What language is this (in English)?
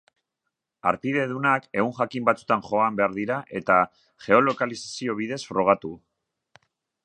Basque